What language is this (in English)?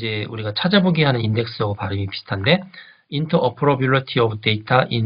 Korean